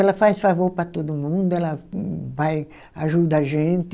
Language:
Portuguese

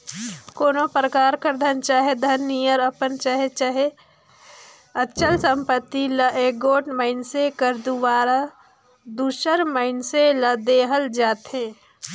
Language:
Chhattisgarhi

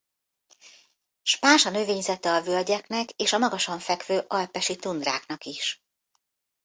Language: Hungarian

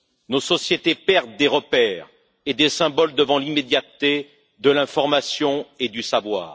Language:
French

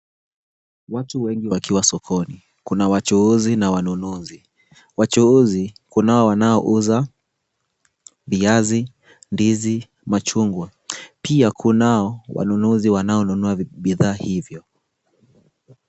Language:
Swahili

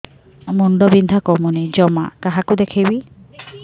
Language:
Odia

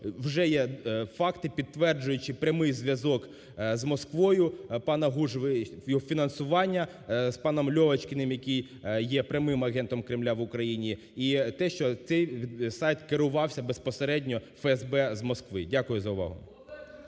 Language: Ukrainian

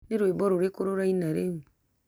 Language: Kikuyu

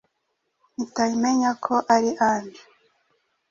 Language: Kinyarwanda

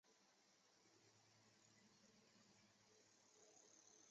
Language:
Chinese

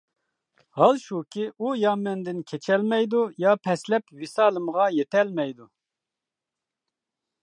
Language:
Uyghur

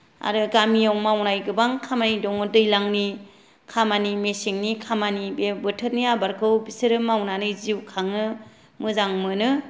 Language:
Bodo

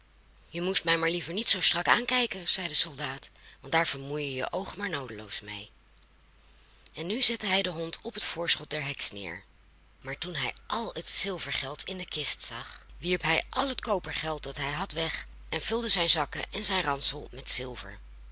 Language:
Dutch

